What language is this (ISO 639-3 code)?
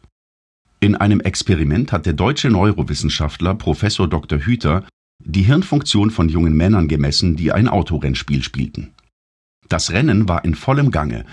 deu